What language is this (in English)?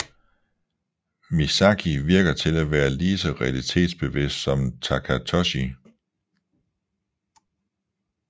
Danish